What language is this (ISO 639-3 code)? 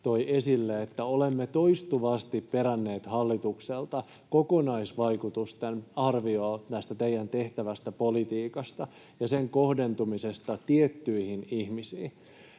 fin